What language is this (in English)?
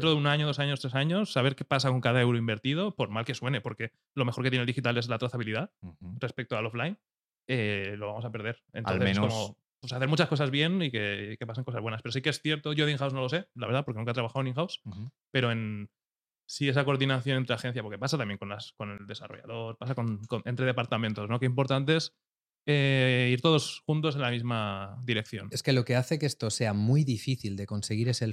Spanish